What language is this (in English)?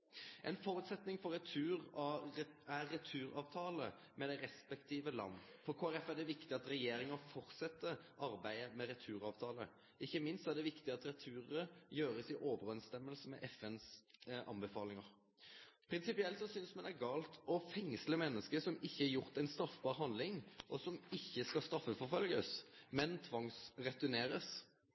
Norwegian Nynorsk